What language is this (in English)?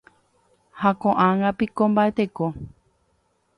Guarani